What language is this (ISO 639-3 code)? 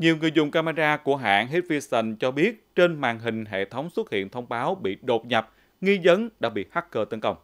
vie